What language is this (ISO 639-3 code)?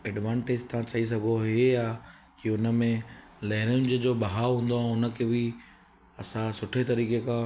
snd